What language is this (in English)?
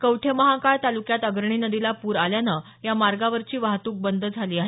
Marathi